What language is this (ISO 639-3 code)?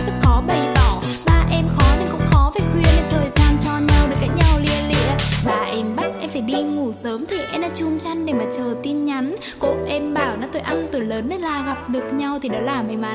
vie